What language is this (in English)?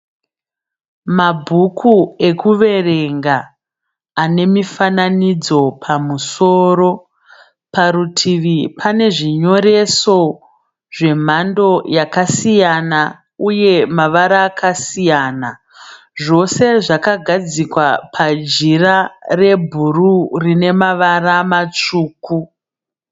Shona